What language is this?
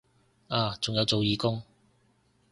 Cantonese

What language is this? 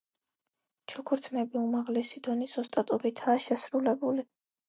Georgian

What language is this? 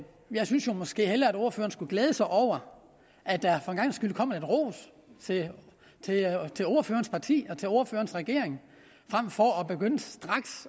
Danish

